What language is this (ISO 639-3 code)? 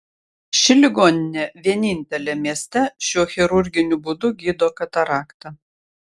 lit